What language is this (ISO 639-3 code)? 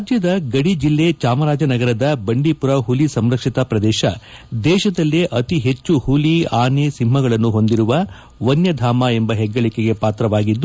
kan